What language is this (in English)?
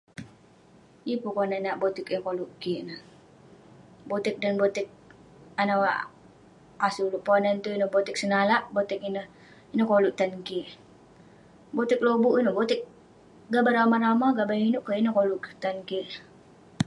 Western Penan